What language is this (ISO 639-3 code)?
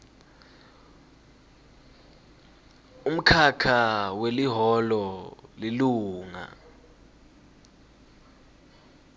ssw